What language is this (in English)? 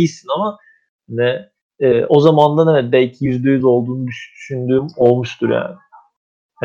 Turkish